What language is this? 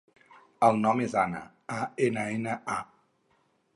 Catalan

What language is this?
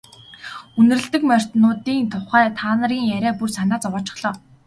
Mongolian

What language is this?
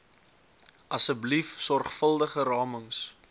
Afrikaans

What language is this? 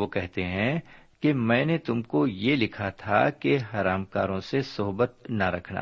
Urdu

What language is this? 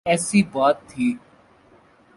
Urdu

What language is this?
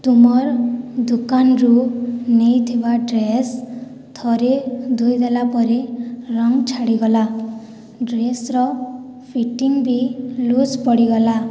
Odia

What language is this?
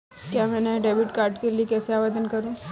Hindi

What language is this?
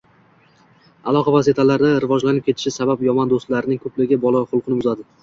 Uzbek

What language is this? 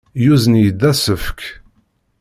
Kabyle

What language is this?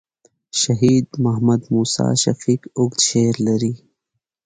Pashto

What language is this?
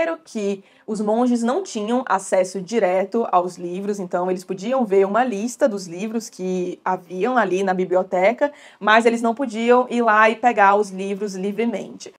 Portuguese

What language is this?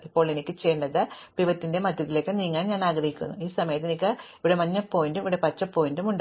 Malayalam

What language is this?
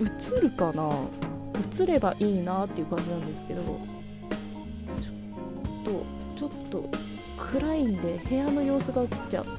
Japanese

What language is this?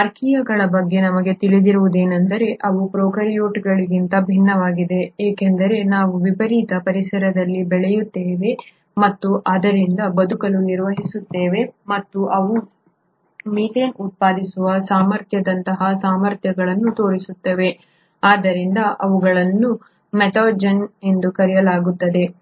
Kannada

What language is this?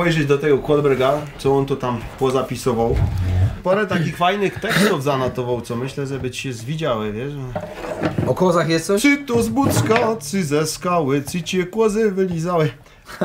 Polish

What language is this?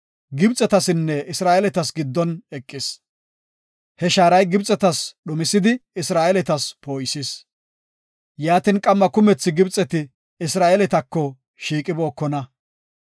Gofa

